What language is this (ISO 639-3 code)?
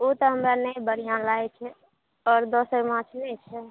mai